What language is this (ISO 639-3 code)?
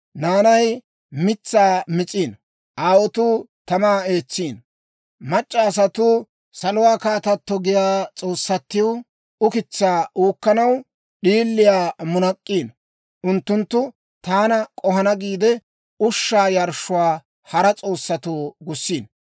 dwr